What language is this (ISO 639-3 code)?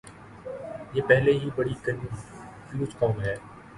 urd